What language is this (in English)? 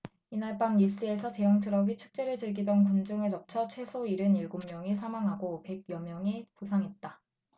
Korean